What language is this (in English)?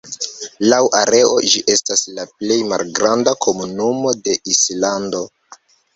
Esperanto